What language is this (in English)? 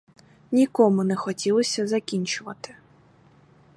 Ukrainian